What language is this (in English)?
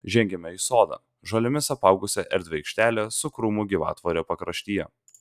Lithuanian